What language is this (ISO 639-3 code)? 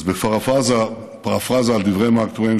heb